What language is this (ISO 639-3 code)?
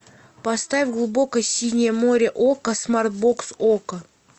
rus